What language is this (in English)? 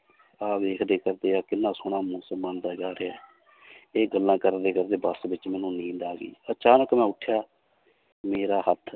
Punjabi